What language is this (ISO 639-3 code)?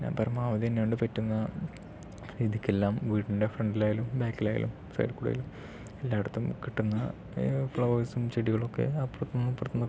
mal